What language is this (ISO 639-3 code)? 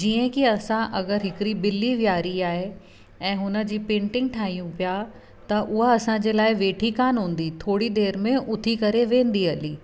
snd